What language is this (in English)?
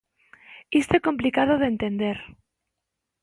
Galician